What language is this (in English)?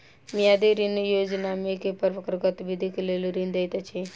Maithili